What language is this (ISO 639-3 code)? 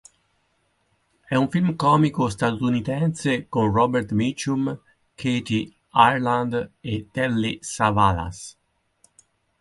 ita